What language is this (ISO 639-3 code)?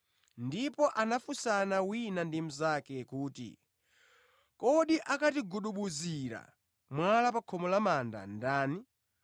nya